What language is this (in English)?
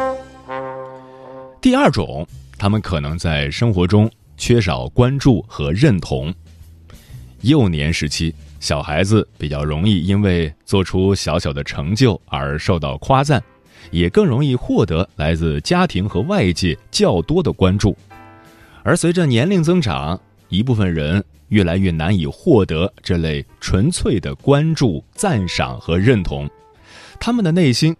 Chinese